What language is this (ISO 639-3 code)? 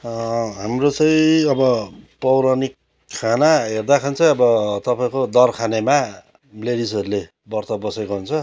nep